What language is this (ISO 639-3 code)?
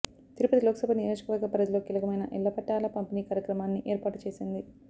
tel